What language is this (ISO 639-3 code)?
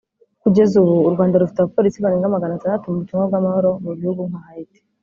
kin